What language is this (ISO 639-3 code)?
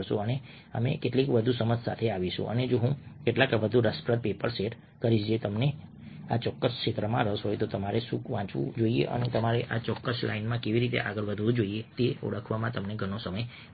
guj